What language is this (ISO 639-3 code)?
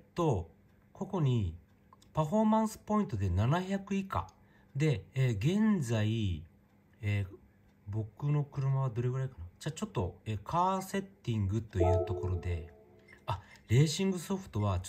jpn